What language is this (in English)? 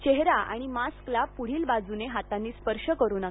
Marathi